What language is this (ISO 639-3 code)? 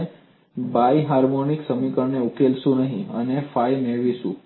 guj